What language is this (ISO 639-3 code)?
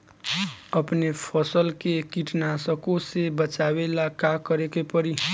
bho